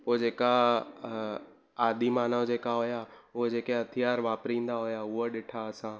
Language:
Sindhi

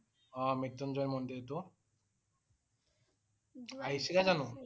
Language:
Assamese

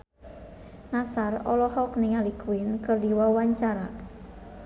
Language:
Sundanese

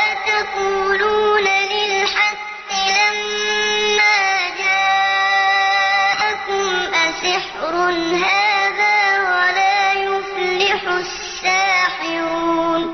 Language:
Arabic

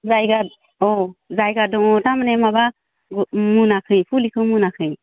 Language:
Bodo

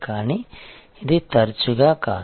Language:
Telugu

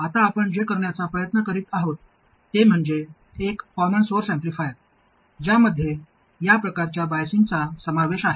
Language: Marathi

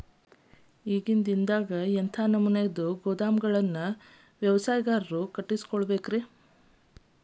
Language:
Kannada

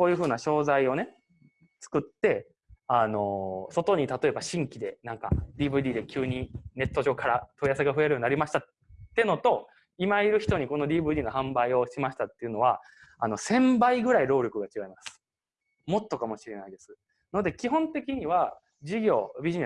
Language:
Japanese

